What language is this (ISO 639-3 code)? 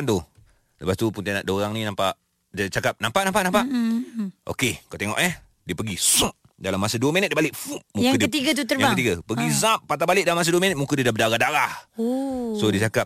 msa